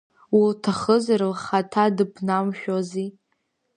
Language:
Abkhazian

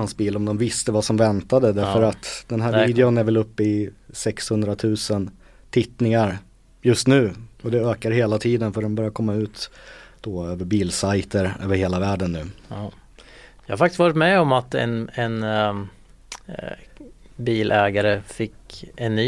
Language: Swedish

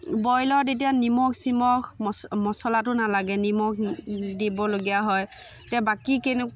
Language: Assamese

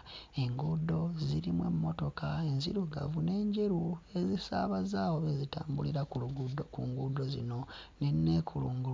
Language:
Ganda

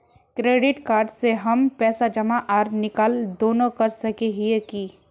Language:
Magahi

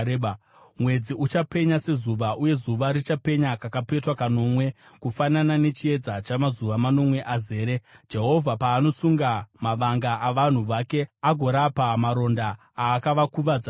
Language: Shona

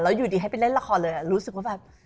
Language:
Thai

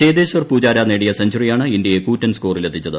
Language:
Malayalam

